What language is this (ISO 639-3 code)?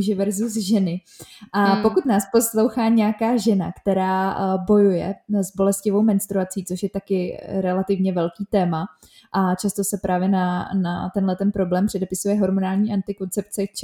ces